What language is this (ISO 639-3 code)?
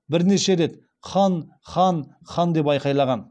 kaz